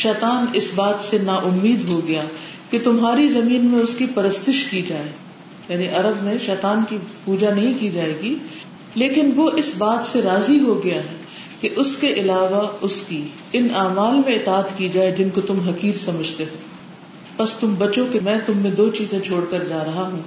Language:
Urdu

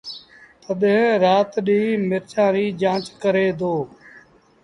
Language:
Sindhi Bhil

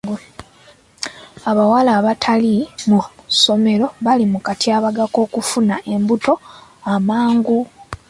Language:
Ganda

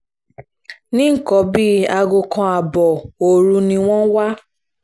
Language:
Yoruba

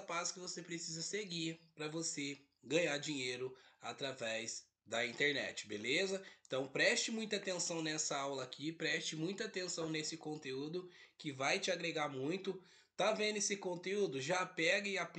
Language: Portuguese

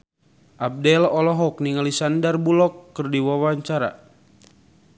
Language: Sundanese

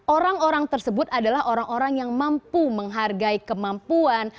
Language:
Indonesian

